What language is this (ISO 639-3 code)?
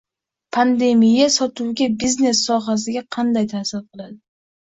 uzb